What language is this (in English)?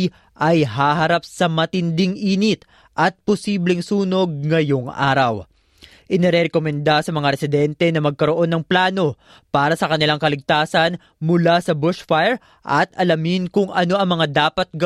Filipino